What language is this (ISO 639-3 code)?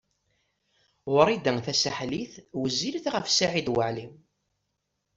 kab